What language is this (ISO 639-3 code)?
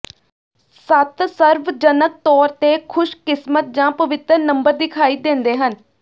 pan